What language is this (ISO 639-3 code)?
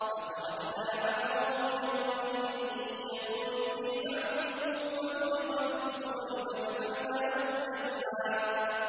ara